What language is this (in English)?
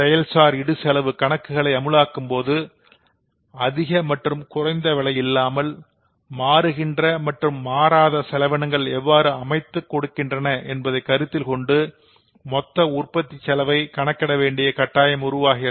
Tamil